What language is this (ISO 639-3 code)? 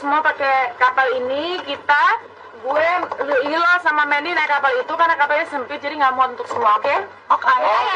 ind